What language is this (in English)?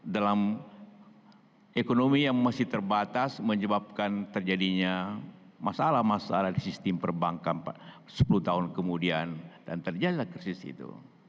Indonesian